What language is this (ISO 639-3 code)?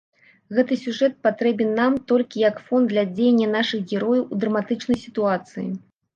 bel